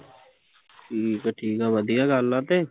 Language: Punjabi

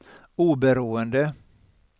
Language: Swedish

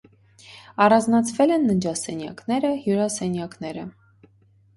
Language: Armenian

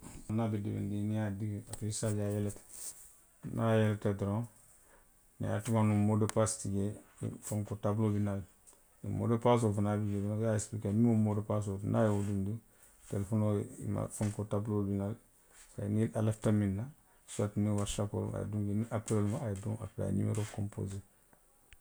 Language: Western Maninkakan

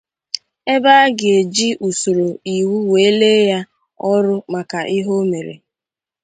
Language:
Igbo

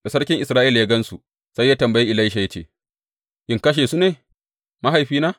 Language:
Hausa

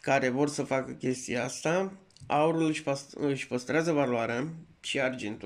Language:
Romanian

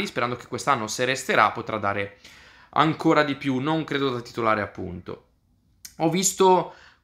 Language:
Italian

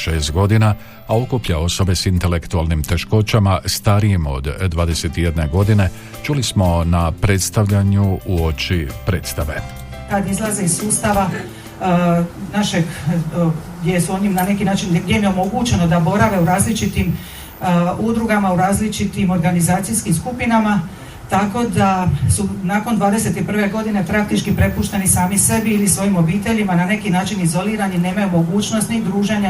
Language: Croatian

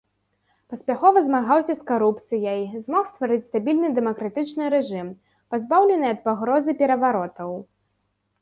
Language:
Belarusian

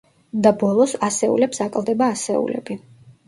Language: Georgian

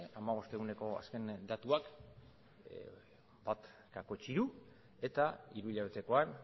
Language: Basque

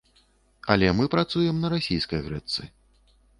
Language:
Belarusian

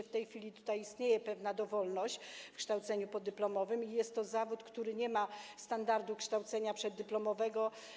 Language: Polish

